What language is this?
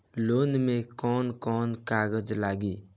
Bhojpuri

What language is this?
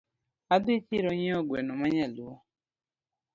Luo (Kenya and Tanzania)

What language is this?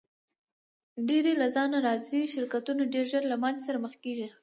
Pashto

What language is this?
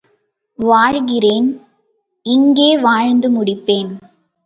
Tamil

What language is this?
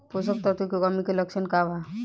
Bhojpuri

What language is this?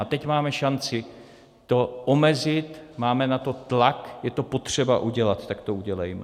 Czech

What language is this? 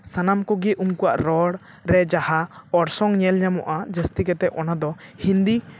Santali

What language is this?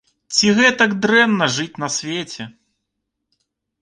Belarusian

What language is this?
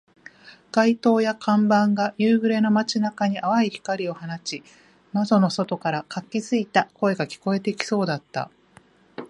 Japanese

